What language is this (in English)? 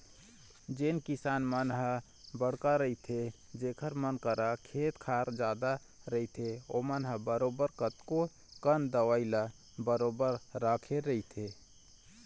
Chhattisgarhi